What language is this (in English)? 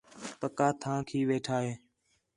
Khetrani